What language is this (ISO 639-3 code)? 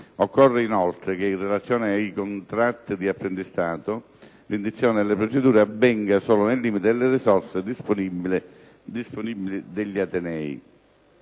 ita